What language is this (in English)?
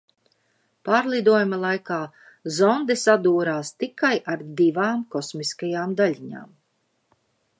Latvian